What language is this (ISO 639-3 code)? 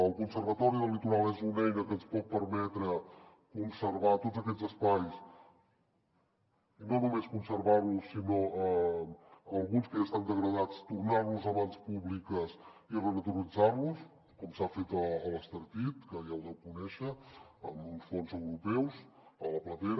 cat